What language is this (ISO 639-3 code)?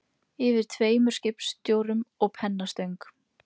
isl